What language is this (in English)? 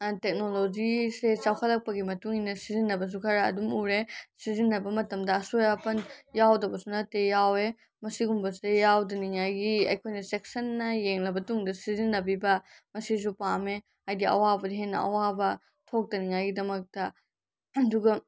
Manipuri